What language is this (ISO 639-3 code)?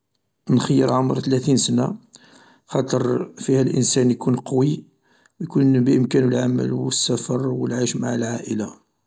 arq